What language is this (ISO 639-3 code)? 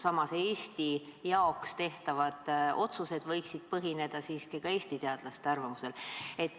est